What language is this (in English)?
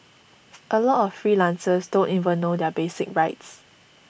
English